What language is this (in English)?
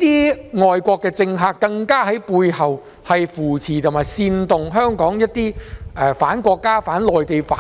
Cantonese